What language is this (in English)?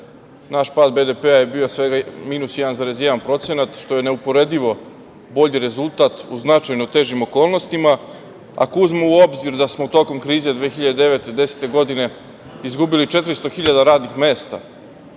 Serbian